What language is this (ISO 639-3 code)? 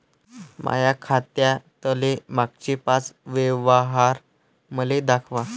mar